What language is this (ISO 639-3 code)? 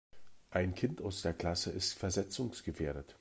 deu